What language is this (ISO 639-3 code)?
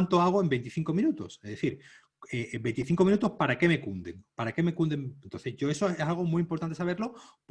spa